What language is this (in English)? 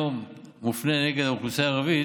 Hebrew